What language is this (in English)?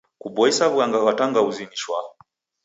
Taita